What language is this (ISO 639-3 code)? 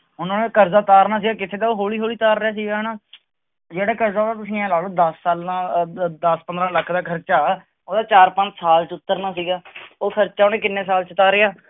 pan